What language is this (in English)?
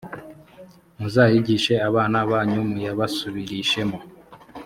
Kinyarwanda